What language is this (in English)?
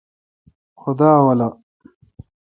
Kalkoti